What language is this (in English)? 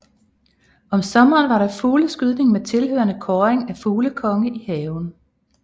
Danish